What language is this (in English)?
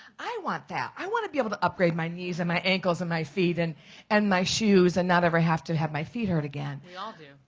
English